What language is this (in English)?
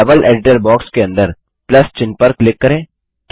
Hindi